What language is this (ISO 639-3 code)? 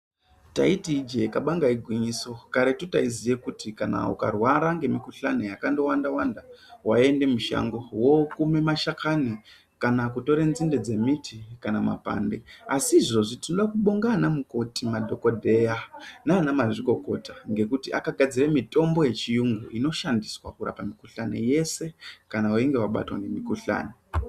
ndc